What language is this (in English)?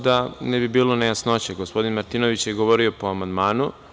Serbian